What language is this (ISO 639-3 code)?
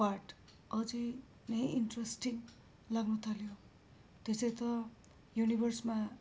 nep